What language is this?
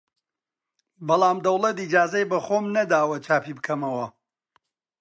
Central Kurdish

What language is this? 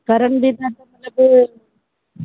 Sindhi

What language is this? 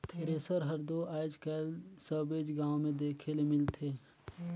Chhattisgarhi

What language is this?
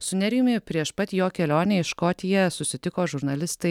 Lithuanian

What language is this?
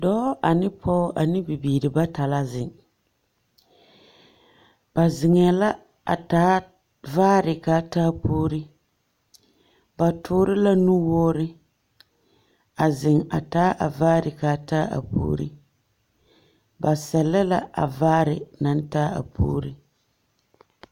Southern Dagaare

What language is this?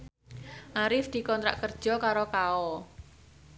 Javanese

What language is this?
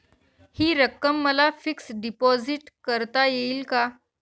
Marathi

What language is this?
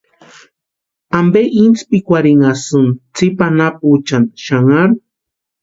Western Highland Purepecha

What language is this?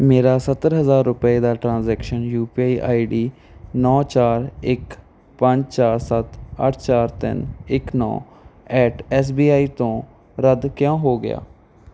Punjabi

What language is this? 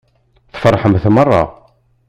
Kabyle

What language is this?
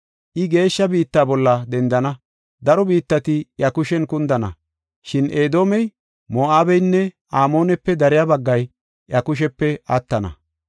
Gofa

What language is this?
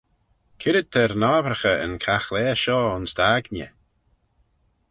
Manx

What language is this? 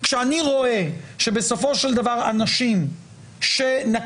Hebrew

